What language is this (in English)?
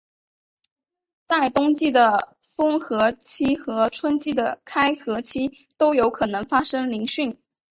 Chinese